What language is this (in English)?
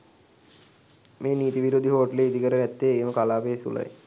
Sinhala